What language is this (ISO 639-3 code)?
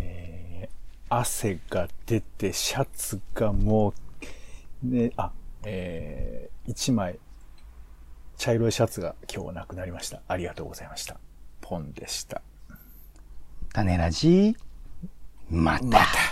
jpn